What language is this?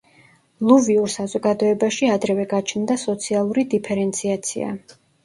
Georgian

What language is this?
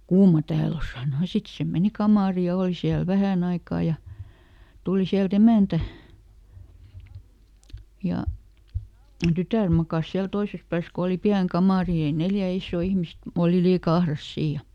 Finnish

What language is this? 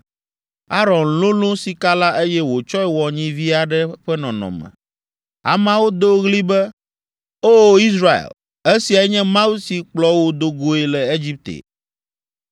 Ewe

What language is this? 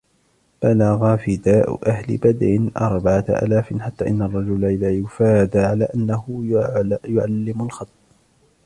Arabic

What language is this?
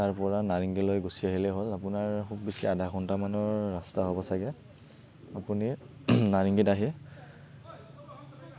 Assamese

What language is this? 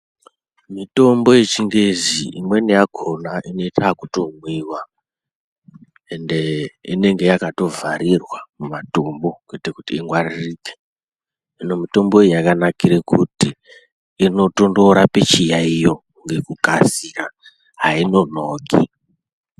Ndau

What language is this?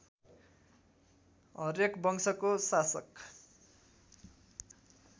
Nepali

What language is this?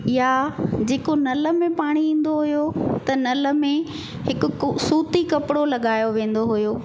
Sindhi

